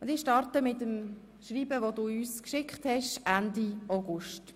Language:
Swiss German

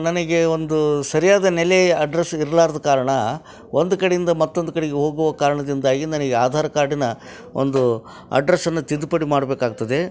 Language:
Kannada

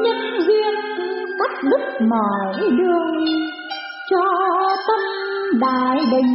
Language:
Vietnamese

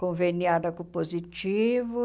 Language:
Portuguese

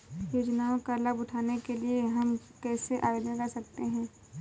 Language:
Hindi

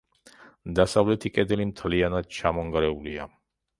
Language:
Georgian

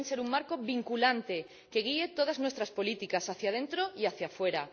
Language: Spanish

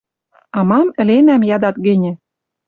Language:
Western Mari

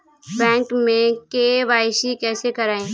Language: Hindi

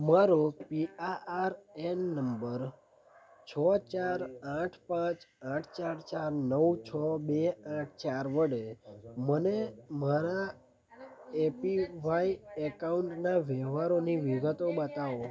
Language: Gujarati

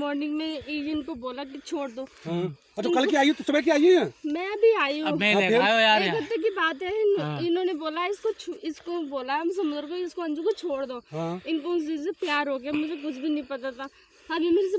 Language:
Hindi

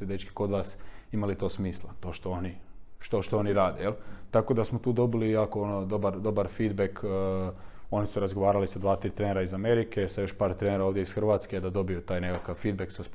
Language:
Croatian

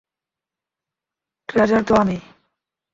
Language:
Bangla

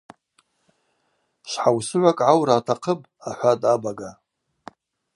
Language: Abaza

